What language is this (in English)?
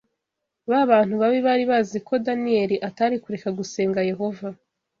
Kinyarwanda